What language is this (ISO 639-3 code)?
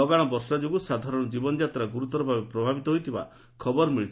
ori